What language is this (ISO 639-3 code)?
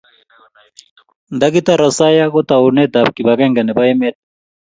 kln